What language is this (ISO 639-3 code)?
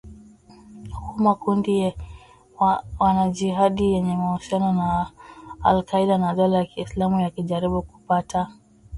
swa